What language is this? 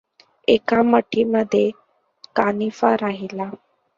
Marathi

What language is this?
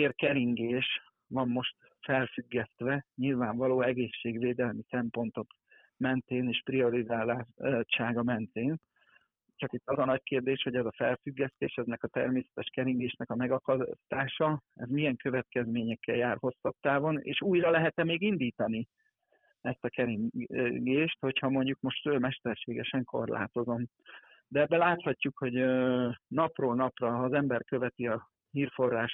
Hungarian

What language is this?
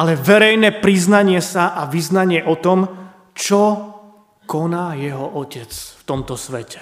Slovak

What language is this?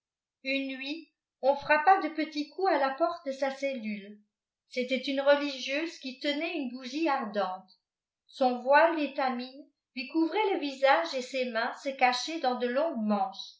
French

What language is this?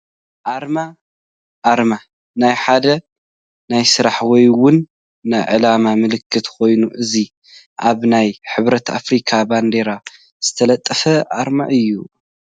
Tigrinya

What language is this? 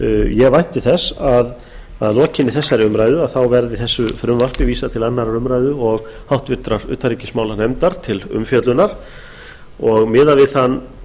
Icelandic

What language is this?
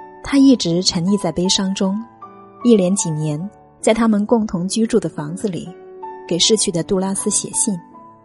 Chinese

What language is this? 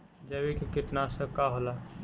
Bhojpuri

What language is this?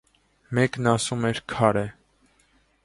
Armenian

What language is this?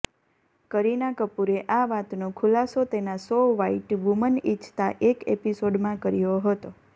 Gujarati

